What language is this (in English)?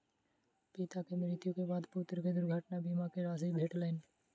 Maithili